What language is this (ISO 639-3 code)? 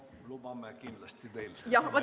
est